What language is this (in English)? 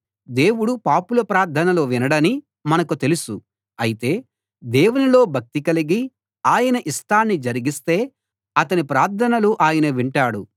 Telugu